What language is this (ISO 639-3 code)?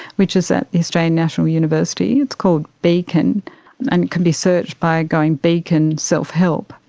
eng